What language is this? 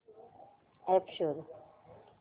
Marathi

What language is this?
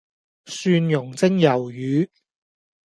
Cantonese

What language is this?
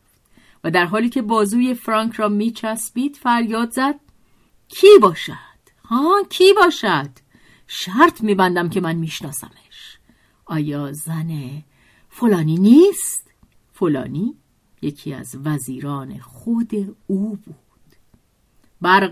Persian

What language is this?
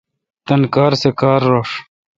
Kalkoti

